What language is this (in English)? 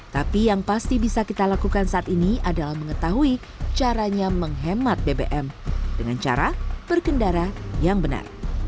Indonesian